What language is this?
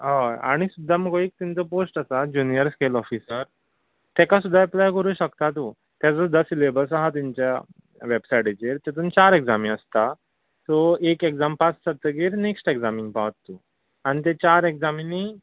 Konkani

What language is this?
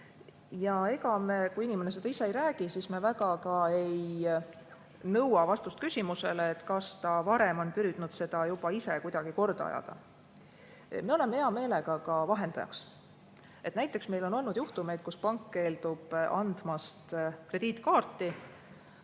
Estonian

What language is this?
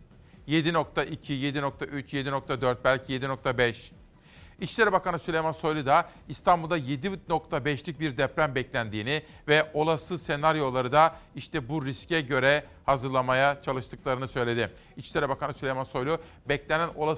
Turkish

